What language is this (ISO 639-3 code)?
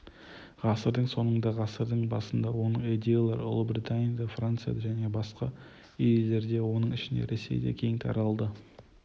kaz